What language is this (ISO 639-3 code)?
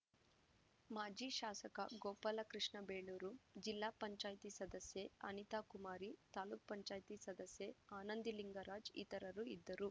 kan